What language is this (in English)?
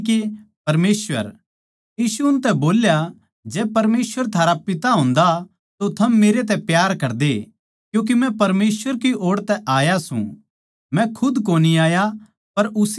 Haryanvi